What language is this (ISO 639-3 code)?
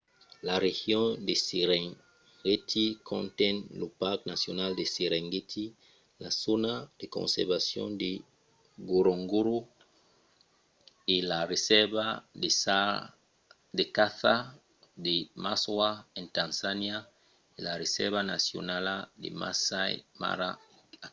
oci